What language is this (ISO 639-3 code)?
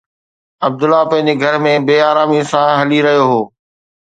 snd